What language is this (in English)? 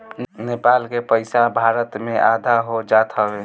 Bhojpuri